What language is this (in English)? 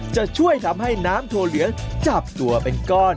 Thai